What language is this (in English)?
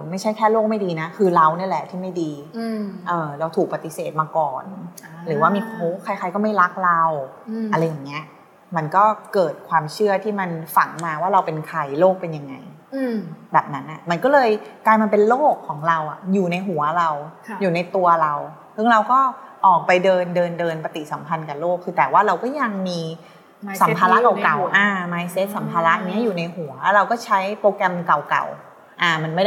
Thai